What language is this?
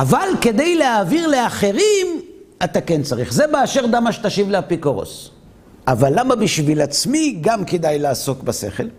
Hebrew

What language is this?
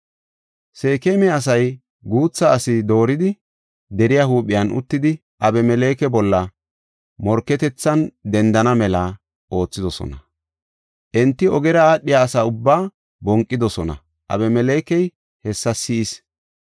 Gofa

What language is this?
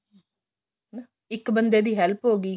Punjabi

